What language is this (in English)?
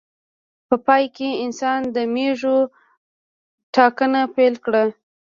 Pashto